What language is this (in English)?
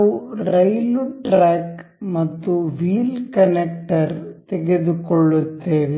Kannada